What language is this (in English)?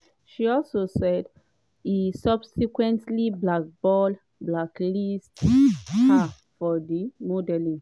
Nigerian Pidgin